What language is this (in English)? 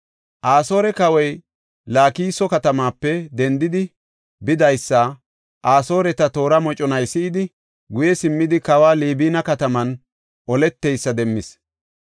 Gofa